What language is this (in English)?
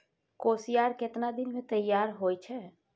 Maithili